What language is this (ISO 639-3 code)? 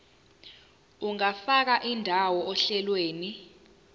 zul